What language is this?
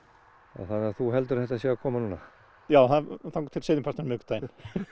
Icelandic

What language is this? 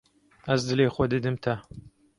Kurdish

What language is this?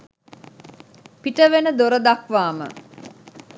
Sinhala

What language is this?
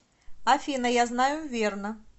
Russian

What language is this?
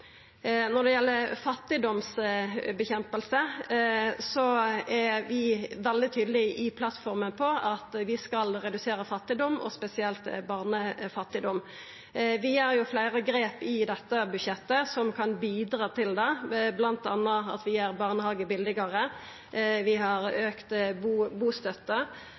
Norwegian Nynorsk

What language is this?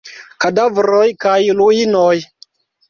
Esperanto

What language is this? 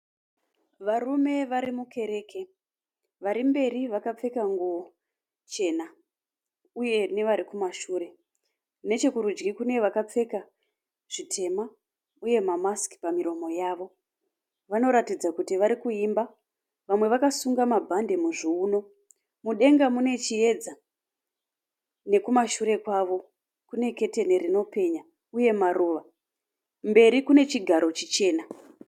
Shona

